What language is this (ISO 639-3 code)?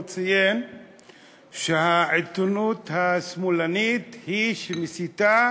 heb